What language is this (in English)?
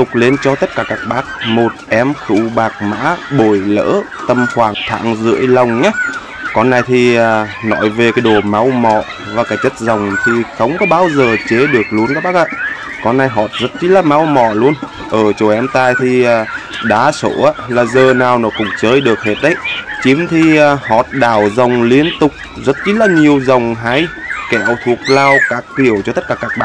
Vietnamese